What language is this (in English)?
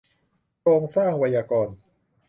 Thai